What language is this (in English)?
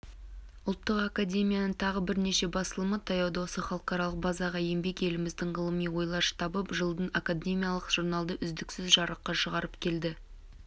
Kazakh